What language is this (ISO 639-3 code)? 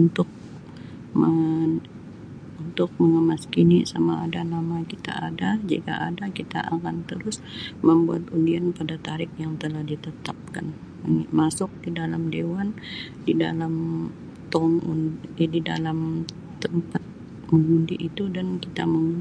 msi